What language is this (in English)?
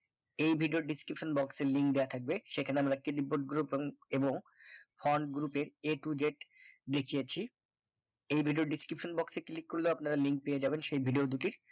Bangla